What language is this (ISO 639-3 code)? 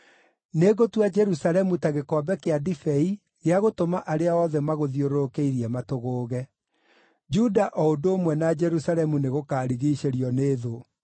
kik